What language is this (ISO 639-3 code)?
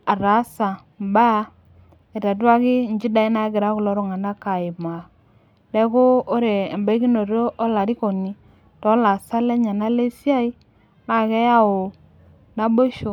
mas